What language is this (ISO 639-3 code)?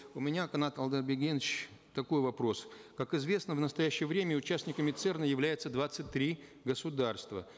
kaz